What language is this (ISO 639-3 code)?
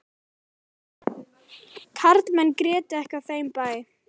isl